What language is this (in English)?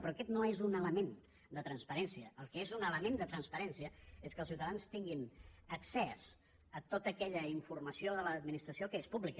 Catalan